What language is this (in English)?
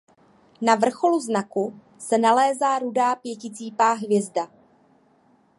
Czech